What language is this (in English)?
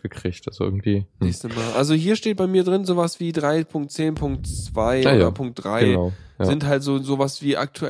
German